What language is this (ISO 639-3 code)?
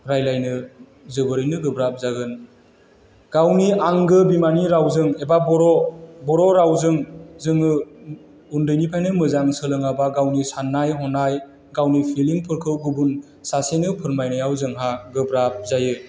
brx